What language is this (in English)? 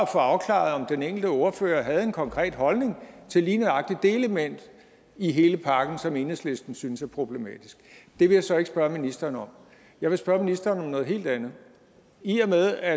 Danish